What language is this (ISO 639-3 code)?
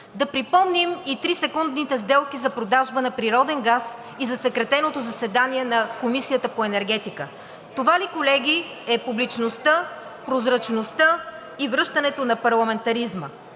bul